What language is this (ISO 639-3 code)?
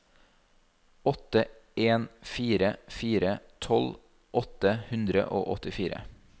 nor